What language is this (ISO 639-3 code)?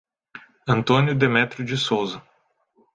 por